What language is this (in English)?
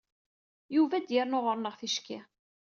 Kabyle